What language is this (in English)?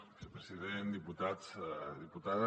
Catalan